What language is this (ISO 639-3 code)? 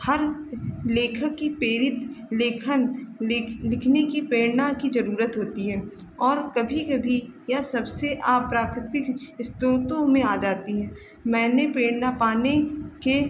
hin